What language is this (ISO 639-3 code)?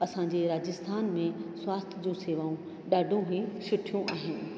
snd